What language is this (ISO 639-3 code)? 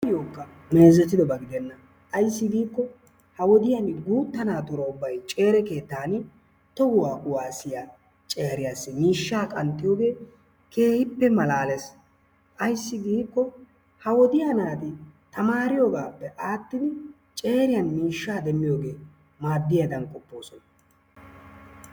wal